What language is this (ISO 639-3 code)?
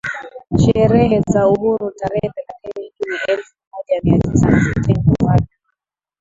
swa